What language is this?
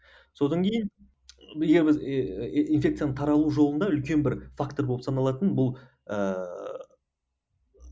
Kazakh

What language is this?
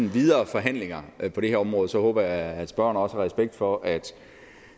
Danish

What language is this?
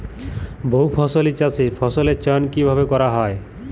Bangla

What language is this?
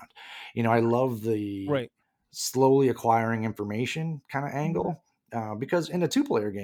English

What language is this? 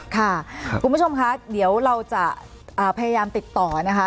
Thai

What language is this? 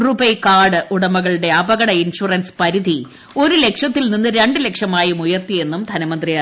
Malayalam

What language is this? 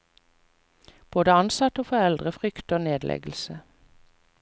Norwegian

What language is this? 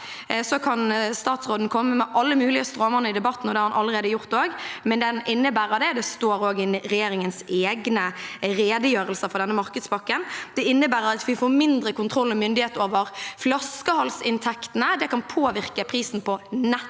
Norwegian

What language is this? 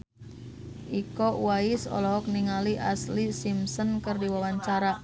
Sundanese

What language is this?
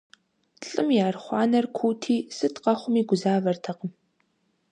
Kabardian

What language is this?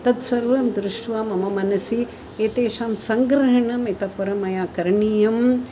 Sanskrit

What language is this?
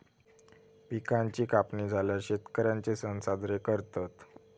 Marathi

